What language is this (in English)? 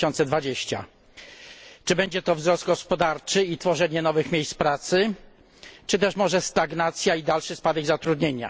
Polish